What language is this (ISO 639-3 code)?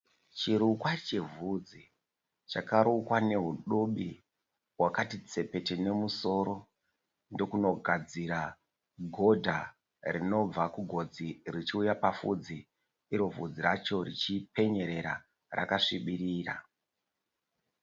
sna